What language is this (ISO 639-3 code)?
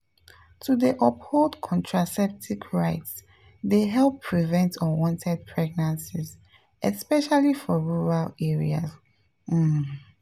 pcm